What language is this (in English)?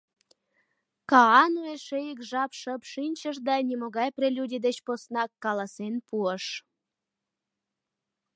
Mari